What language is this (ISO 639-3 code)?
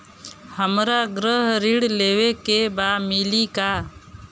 bho